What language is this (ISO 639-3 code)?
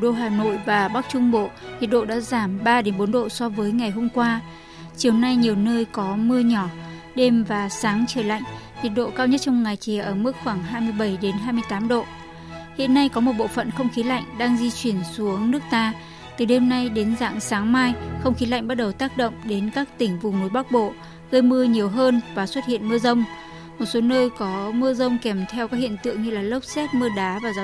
vie